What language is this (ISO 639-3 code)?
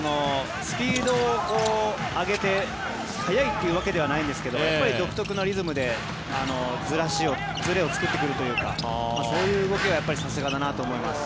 jpn